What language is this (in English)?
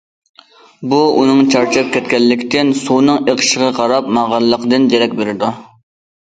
Uyghur